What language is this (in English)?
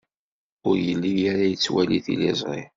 Kabyle